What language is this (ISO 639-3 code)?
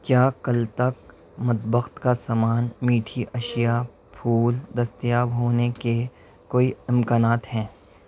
urd